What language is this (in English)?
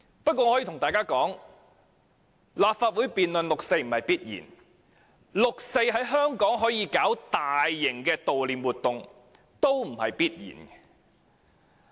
Cantonese